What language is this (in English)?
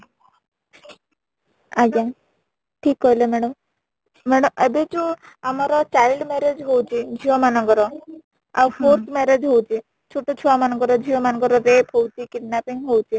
Odia